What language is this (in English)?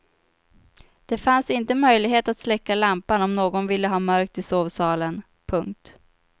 Swedish